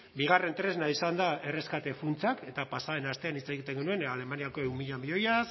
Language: Basque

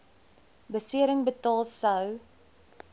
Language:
Afrikaans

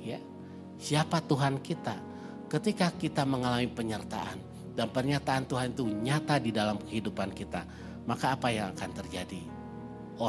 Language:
Indonesian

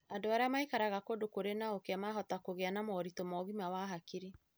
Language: Kikuyu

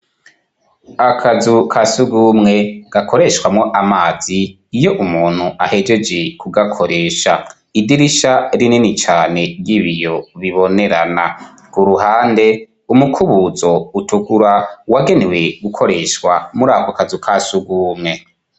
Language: Rundi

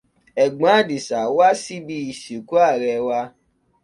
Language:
Yoruba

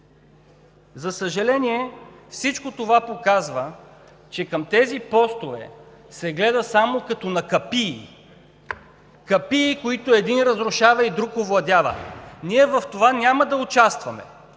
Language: Bulgarian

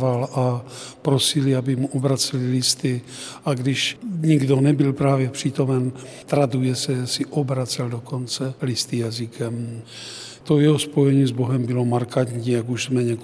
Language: Czech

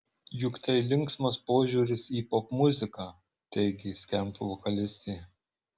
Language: Lithuanian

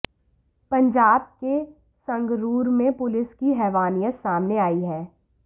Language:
Hindi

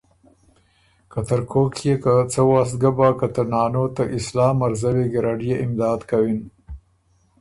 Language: Ormuri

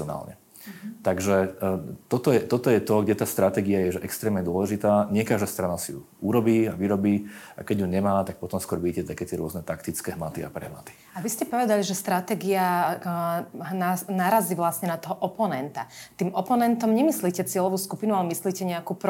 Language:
Slovak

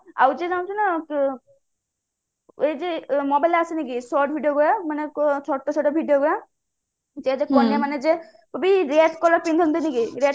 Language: Odia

